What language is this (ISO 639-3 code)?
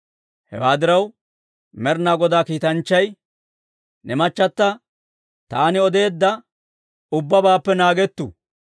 dwr